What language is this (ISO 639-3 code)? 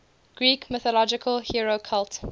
eng